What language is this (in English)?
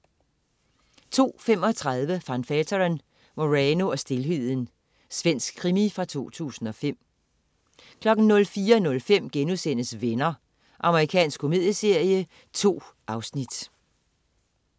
Danish